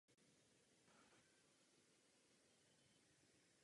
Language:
Czech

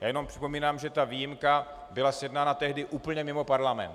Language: Czech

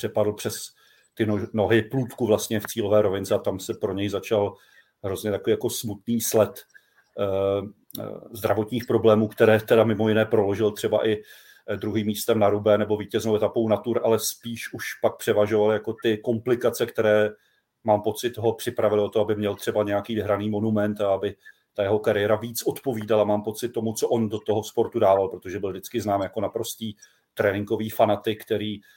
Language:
Czech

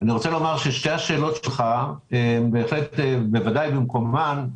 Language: Hebrew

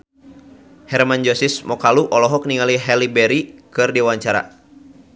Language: Sundanese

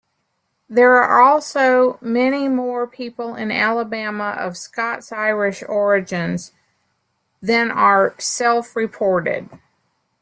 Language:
English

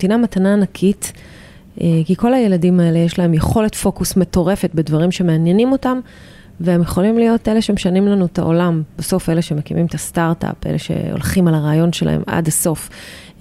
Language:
Hebrew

